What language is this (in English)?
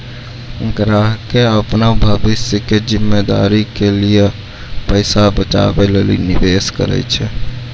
Maithili